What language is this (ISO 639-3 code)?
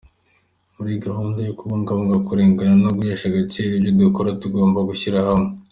kin